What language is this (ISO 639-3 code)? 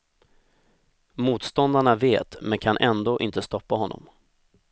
swe